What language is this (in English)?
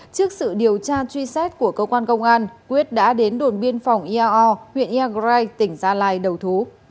Vietnamese